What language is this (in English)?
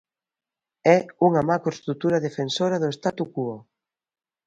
Galician